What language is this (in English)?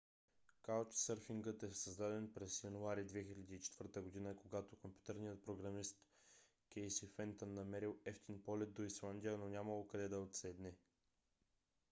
Bulgarian